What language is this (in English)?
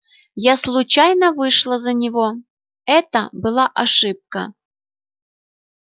Russian